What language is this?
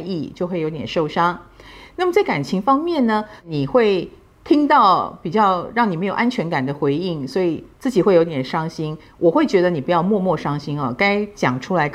Chinese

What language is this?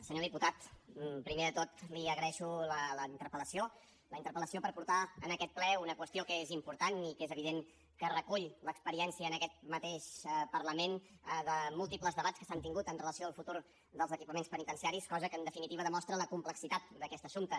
Catalan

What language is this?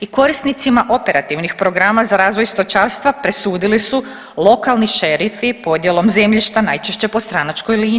Croatian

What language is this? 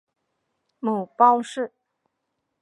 Chinese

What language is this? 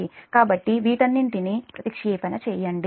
Telugu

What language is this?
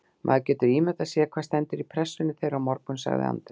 Icelandic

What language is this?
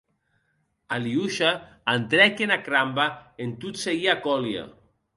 Occitan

